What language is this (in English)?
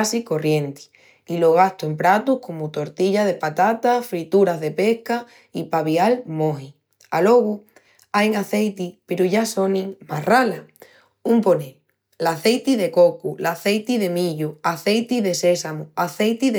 Extremaduran